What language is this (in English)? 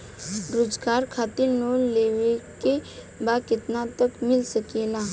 Bhojpuri